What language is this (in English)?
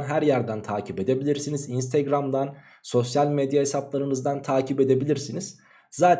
Turkish